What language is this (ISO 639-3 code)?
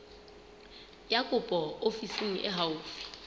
sot